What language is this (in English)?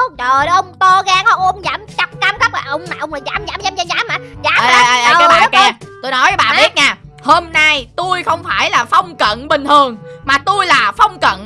Vietnamese